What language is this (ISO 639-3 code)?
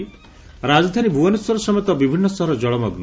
ori